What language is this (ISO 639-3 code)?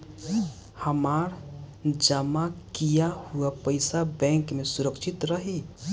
bho